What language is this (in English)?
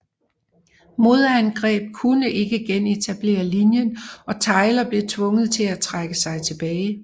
Danish